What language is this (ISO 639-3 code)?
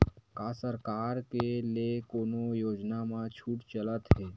hne